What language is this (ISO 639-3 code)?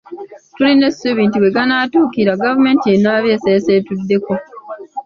lug